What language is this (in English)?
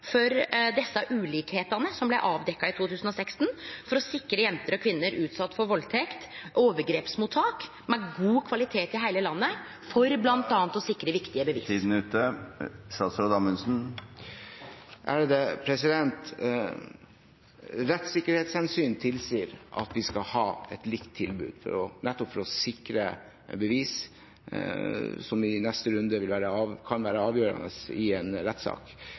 Norwegian